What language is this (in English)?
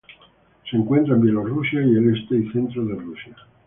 Spanish